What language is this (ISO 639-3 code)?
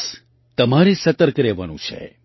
guj